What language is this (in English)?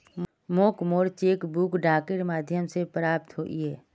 Magahi